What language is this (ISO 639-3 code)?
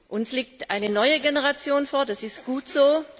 deu